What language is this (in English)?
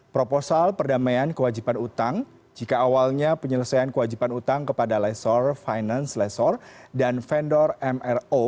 Indonesian